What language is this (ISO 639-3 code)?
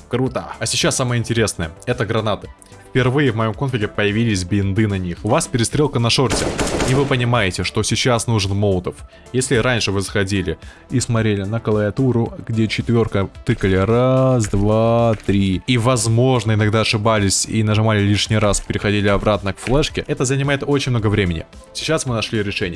rus